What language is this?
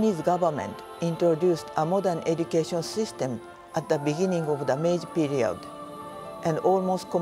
Japanese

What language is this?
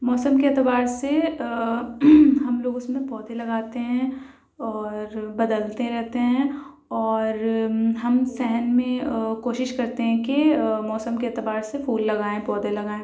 Urdu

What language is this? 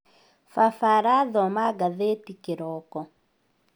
Kikuyu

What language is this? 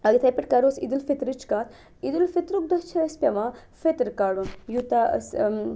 Kashmiri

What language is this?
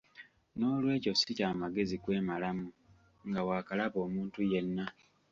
Ganda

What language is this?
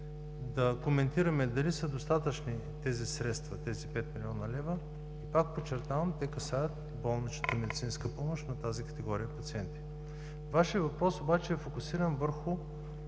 Bulgarian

